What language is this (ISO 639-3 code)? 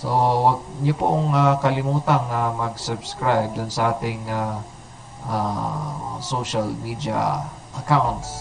fil